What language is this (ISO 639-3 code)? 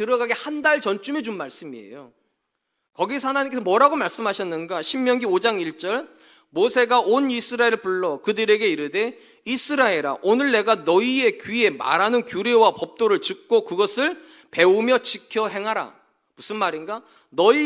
kor